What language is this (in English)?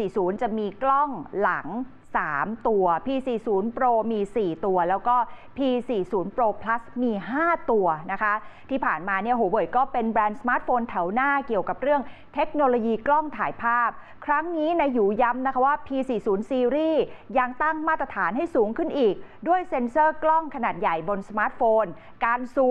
Thai